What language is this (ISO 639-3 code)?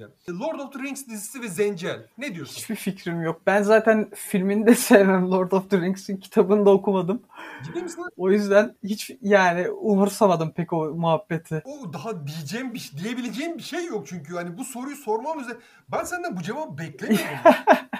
tur